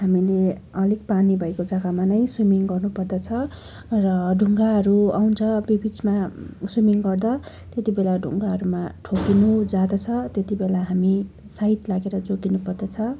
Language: Nepali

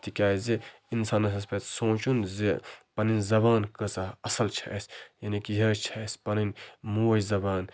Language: Kashmiri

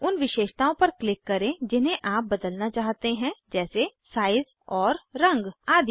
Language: Hindi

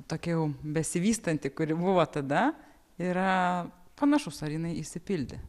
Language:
Lithuanian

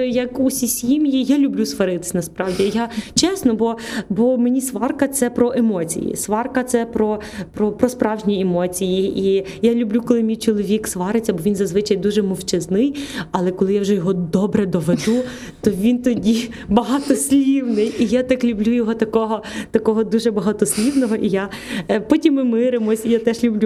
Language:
Ukrainian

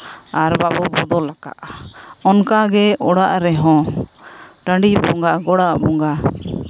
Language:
Santali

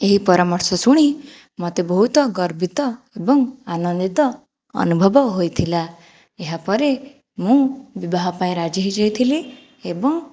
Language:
Odia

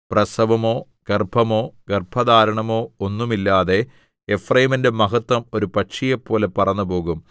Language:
Malayalam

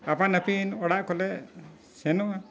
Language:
Santali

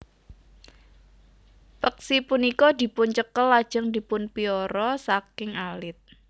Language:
Javanese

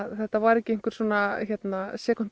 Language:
Icelandic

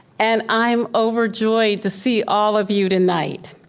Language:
English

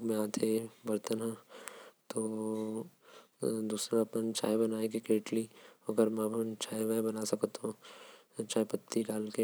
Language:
Korwa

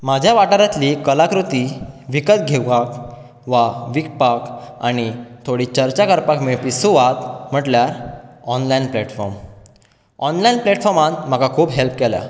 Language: Konkani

